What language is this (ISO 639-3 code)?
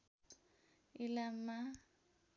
nep